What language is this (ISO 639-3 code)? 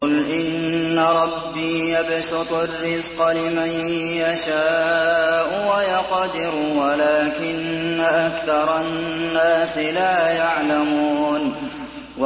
ara